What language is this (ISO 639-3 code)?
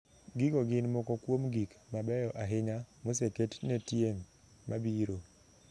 luo